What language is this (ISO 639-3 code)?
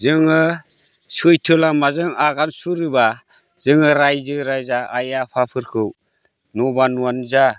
brx